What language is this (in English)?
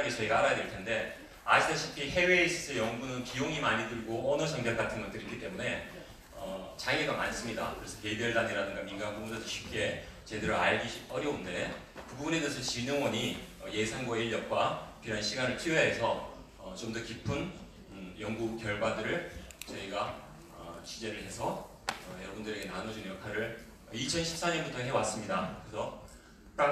Korean